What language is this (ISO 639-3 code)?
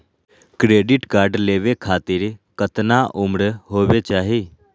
mag